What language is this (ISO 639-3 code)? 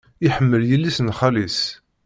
kab